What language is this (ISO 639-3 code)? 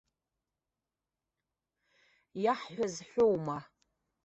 abk